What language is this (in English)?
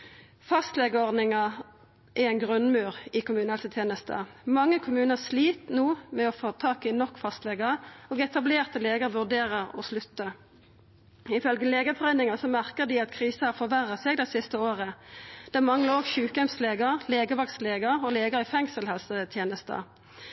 Norwegian Nynorsk